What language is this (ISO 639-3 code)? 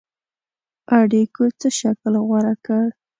pus